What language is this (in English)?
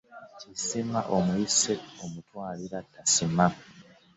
Ganda